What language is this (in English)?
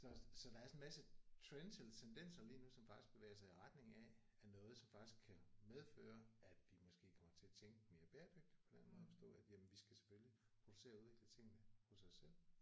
Danish